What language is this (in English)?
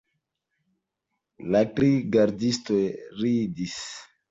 Esperanto